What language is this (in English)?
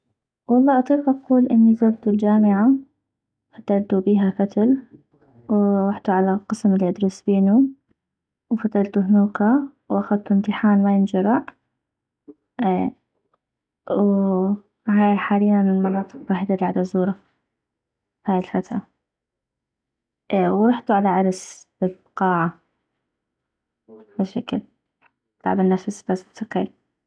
North Mesopotamian Arabic